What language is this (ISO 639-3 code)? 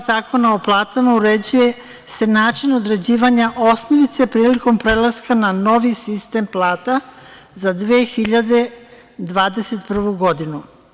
srp